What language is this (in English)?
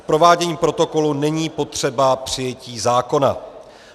Czech